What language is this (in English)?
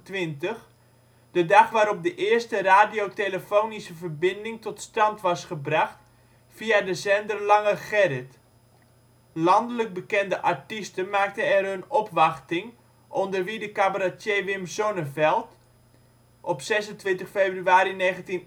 Dutch